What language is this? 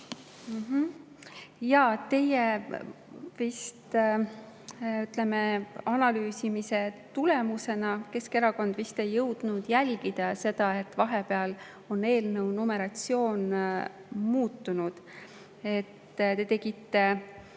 Estonian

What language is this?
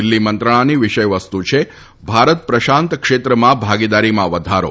Gujarati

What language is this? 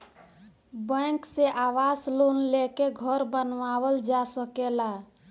Bhojpuri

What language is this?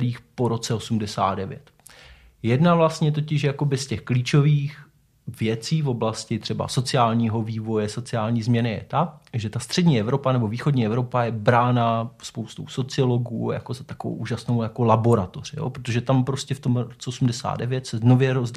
Czech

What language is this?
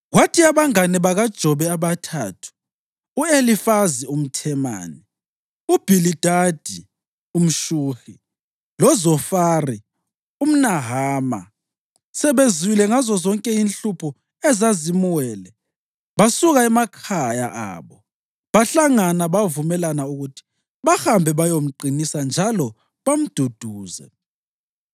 North Ndebele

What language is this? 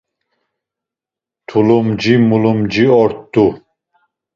Laz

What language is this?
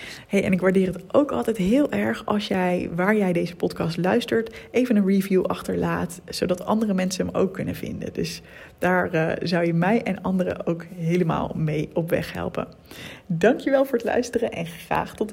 Dutch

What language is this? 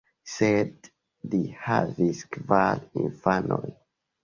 Esperanto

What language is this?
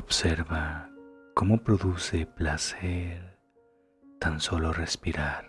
Spanish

